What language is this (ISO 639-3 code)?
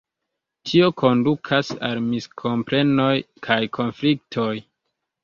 epo